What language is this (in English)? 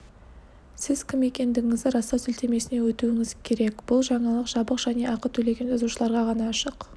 Kazakh